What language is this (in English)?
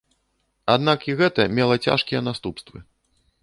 Belarusian